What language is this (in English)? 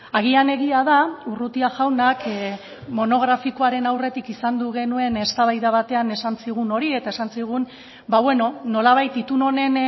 Basque